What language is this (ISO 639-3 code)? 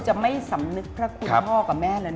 tha